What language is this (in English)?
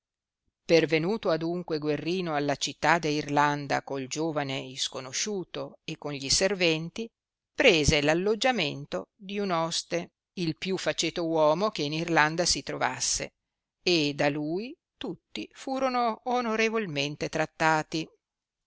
Italian